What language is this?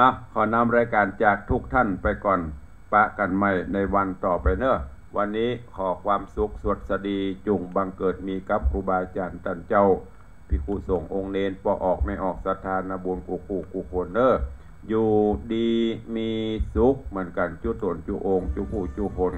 Thai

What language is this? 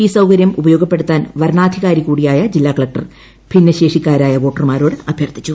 Malayalam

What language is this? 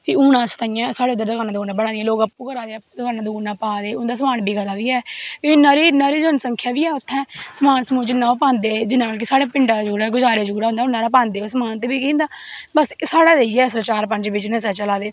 Dogri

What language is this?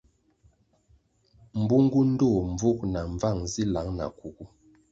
Kwasio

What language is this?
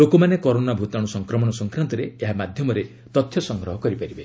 Odia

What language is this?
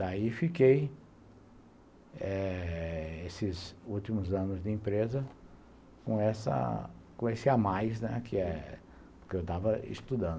Portuguese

